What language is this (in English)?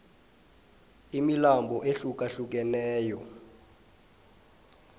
South Ndebele